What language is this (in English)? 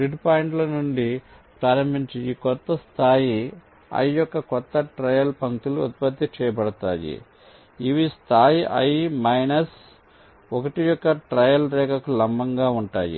Telugu